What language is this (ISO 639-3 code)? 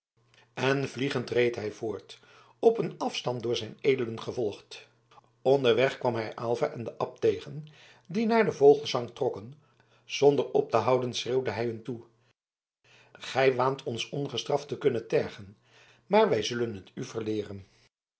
nld